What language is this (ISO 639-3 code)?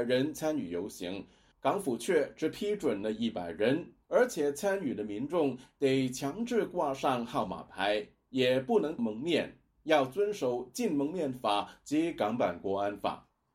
zho